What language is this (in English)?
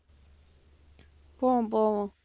Tamil